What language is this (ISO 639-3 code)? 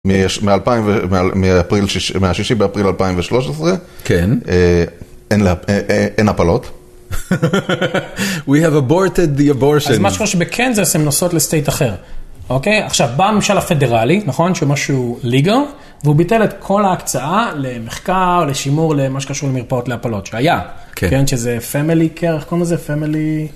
heb